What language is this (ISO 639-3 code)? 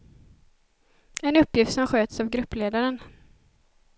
swe